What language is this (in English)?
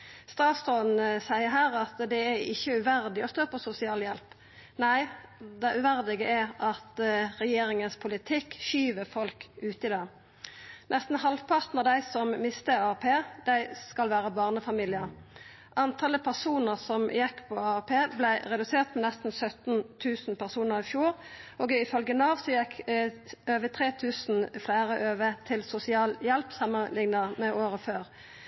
Norwegian Nynorsk